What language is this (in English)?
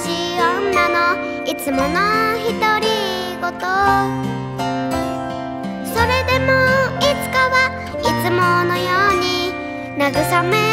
Japanese